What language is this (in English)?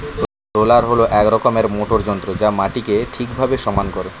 Bangla